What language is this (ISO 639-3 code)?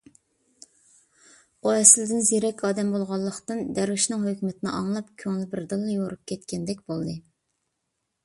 uig